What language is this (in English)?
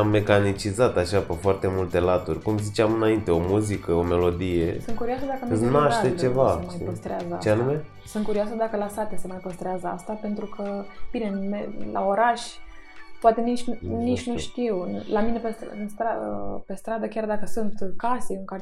Romanian